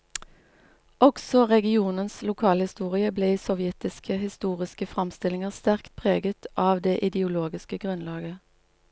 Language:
Norwegian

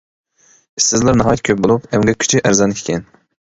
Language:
Uyghur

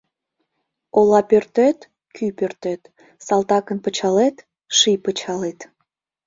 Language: Mari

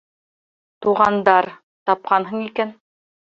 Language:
Bashkir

